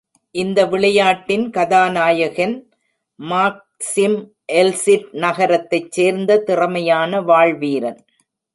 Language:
Tamil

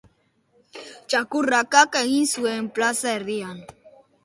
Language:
Basque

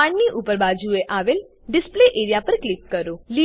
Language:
Gujarati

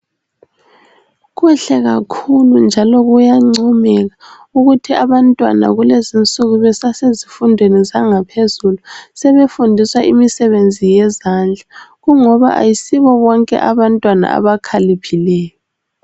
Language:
North Ndebele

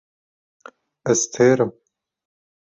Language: Kurdish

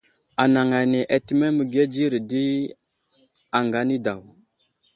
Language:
Wuzlam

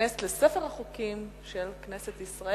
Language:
Hebrew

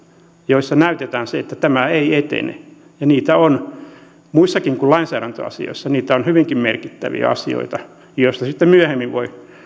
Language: Finnish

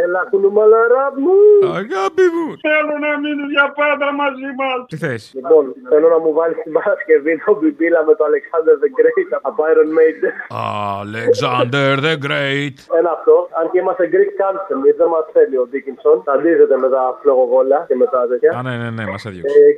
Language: Greek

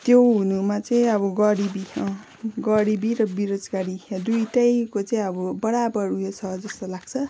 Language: Nepali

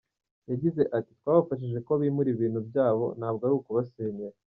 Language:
Kinyarwanda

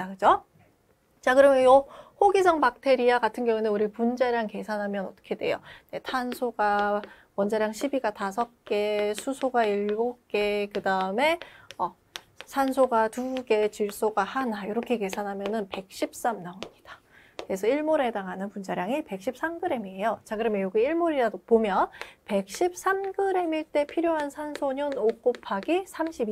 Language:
Korean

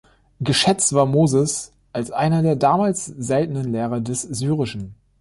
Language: German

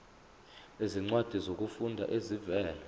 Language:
Zulu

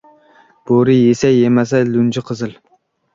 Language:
Uzbek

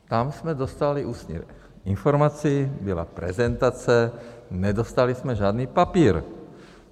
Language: Czech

